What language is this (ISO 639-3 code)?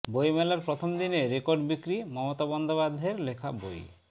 ben